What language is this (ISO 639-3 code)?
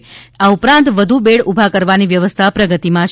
guj